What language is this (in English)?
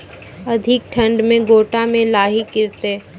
Maithili